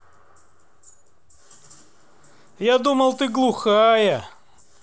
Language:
Russian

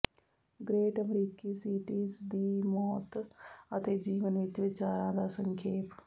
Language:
Punjabi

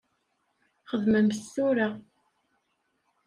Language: Kabyle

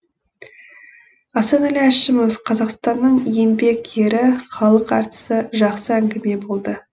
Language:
Kazakh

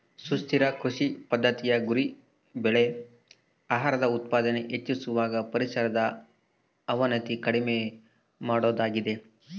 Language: Kannada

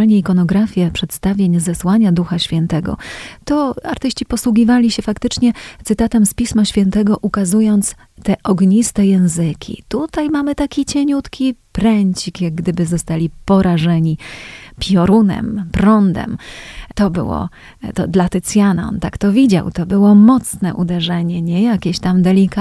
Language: Polish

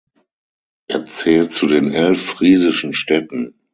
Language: German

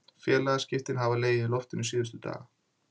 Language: Icelandic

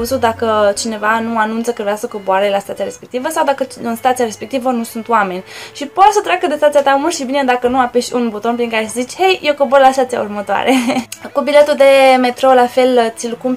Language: Romanian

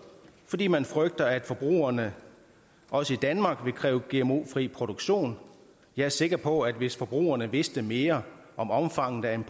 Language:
Danish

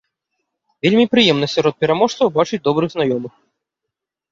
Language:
Belarusian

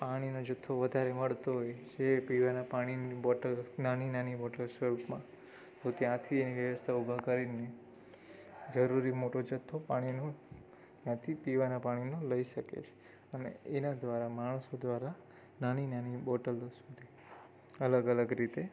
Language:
Gujarati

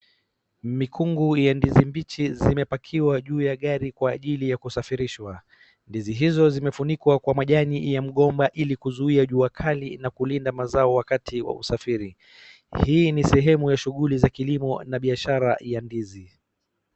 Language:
Swahili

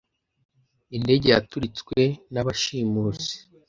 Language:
Kinyarwanda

